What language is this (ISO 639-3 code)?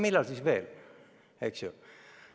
est